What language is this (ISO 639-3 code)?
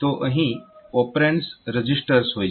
guj